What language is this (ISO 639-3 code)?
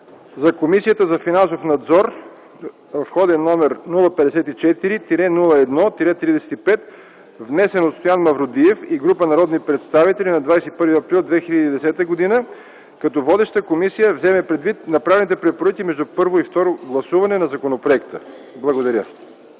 bul